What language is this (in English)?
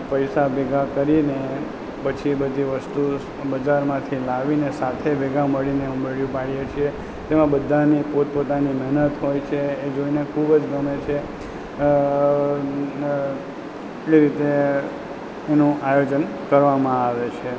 Gujarati